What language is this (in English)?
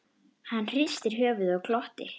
Icelandic